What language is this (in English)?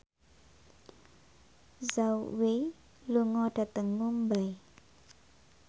Javanese